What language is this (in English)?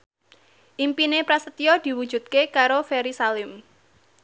Javanese